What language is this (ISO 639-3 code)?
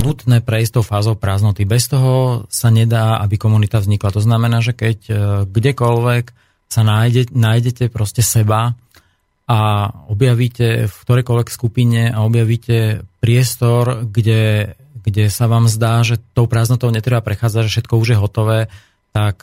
slk